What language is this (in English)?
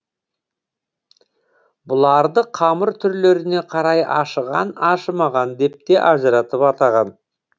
Kazakh